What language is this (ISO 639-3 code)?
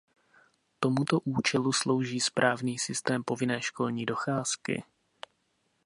ces